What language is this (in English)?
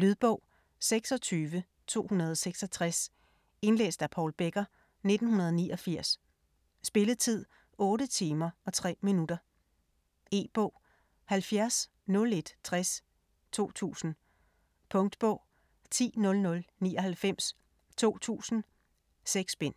Danish